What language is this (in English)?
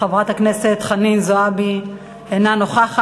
Hebrew